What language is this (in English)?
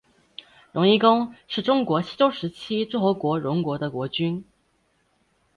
Chinese